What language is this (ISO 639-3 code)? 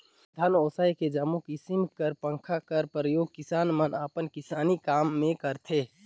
hne